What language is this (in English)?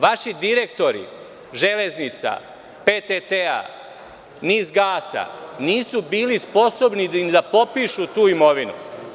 Serbian